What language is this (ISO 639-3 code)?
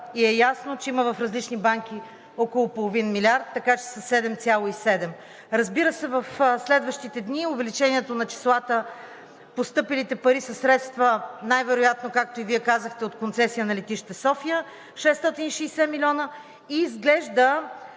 bul